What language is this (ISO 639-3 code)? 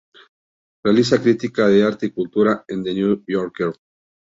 spa